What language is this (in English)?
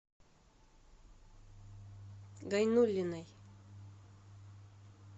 Russian